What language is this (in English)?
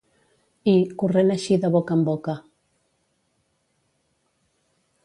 Catalan